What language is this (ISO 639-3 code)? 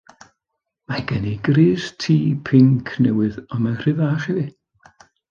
cym